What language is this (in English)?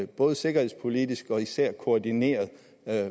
Danish